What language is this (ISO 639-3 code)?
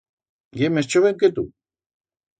arg